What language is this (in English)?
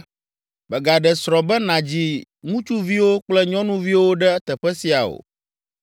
Ewe